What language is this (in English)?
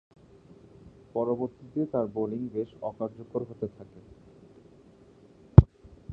Bangla